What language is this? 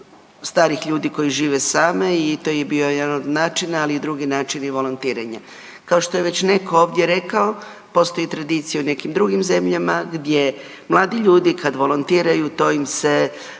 Croatian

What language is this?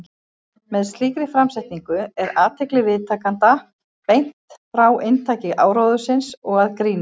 Icelandic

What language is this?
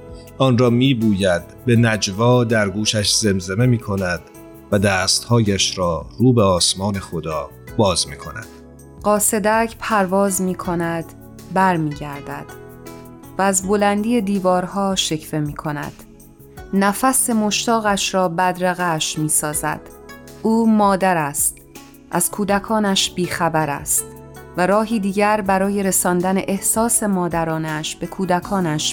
Persian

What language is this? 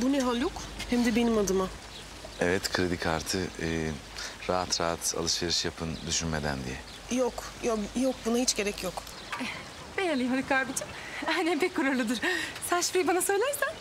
Turkish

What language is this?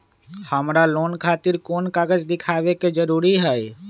Magahi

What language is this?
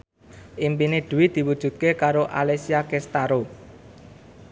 Javanese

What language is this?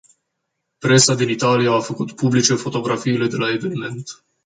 Romanian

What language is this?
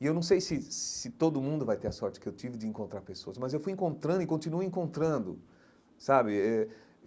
Portuguese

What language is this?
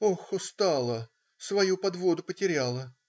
Russian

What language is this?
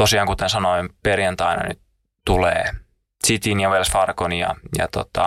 Finnish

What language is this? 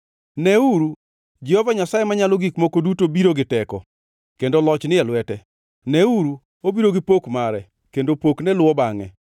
Luo (Kenya and Tanzania)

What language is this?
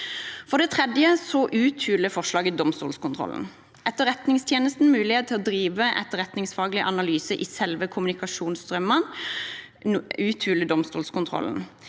Norwegian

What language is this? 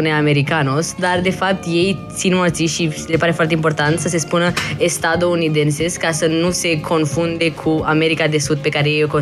Romanian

